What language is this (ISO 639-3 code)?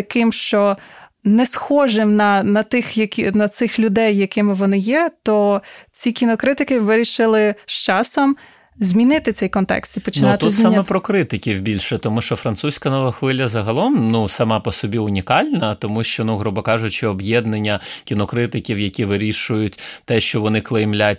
ukr